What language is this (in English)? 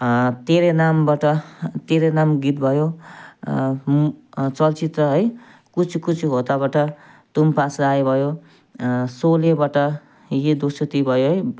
Nepali